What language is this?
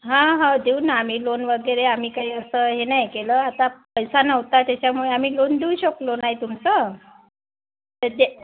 Marathi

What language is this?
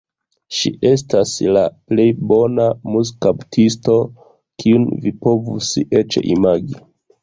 Esperanto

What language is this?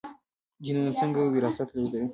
Pashto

